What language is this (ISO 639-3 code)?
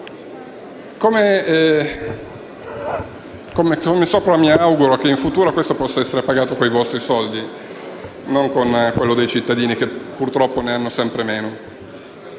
ita